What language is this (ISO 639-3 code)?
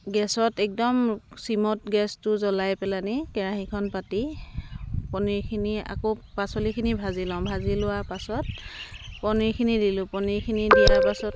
asm